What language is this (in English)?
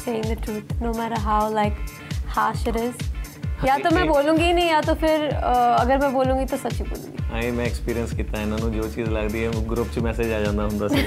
Punjabi